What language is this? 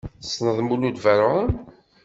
Kabyle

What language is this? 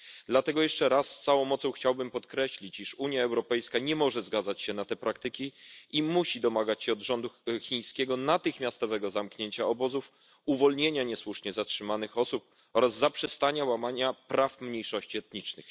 Polish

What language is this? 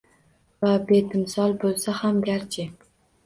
Uzbek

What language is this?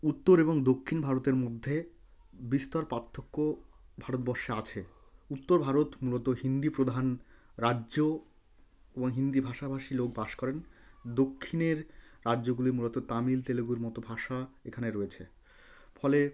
Bangla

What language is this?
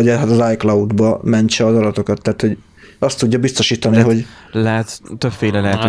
Hungarian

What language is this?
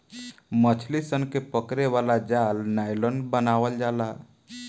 Bhojpuri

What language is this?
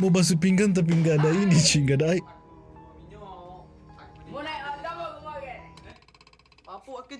Indonesian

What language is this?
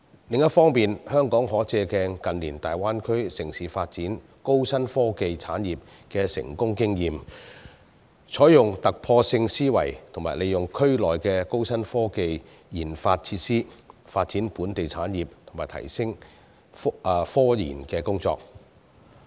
Cantonese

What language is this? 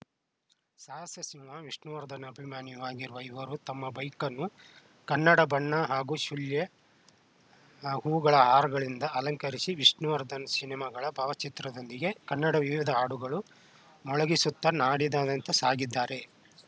Kannada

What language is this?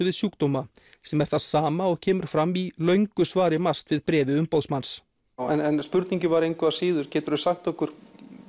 Icelandic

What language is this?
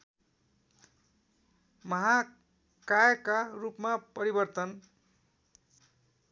Nepali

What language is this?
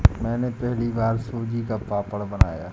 Hindi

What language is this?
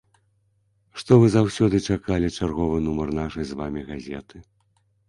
Belarusian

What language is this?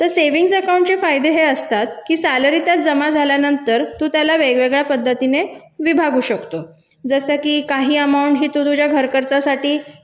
Marathi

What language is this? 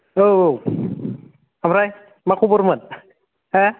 Bodo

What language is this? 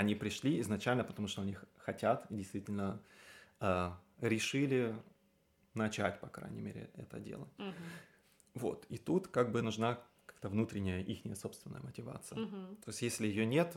Russian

